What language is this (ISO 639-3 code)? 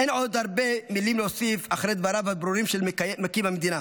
heb